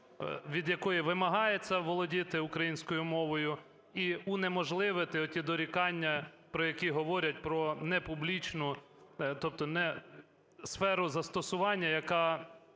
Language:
Ukrainian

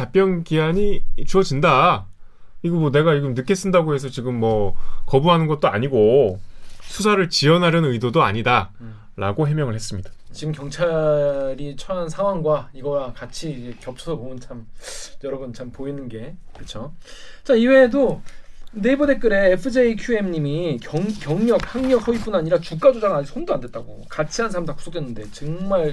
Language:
Korean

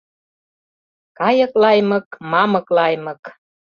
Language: Mari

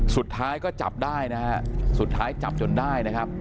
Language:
Thai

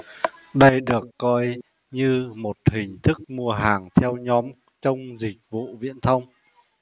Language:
Vietnamese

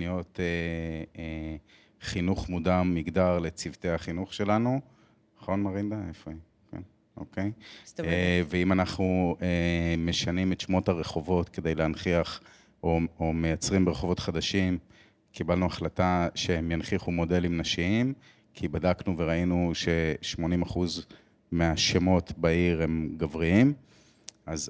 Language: Hebrew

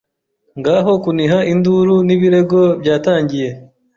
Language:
Kinyarwanda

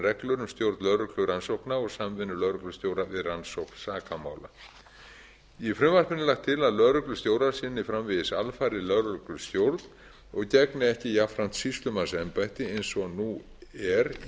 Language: Icelandic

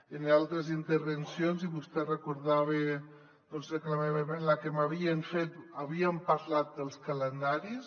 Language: Catalan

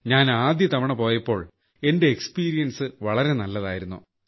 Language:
Malayalam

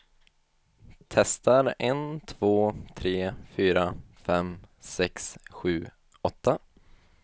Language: Swedish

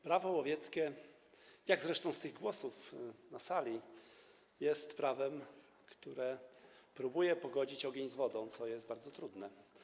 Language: Polish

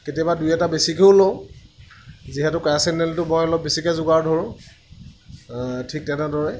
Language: Assamese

